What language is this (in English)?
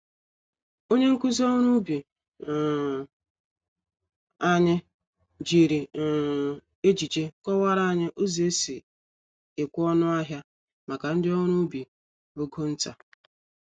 Igbo